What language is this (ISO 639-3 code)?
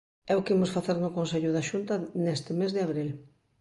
glg